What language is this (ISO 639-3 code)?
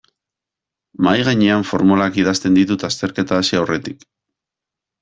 eus